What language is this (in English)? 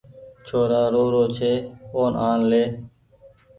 Goaria